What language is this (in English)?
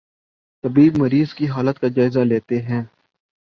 Urdu